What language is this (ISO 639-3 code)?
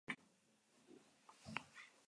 eus